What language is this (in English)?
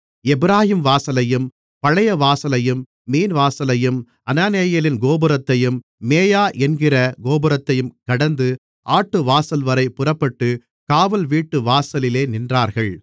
Tamil